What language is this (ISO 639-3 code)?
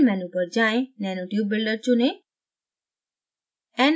hin